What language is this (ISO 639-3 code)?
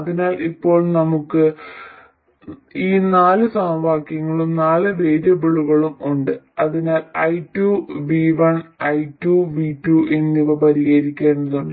mal